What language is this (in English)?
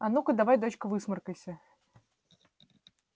Russian